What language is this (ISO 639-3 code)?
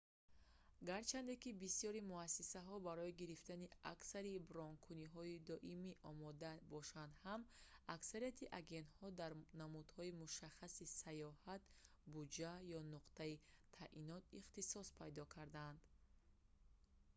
tgk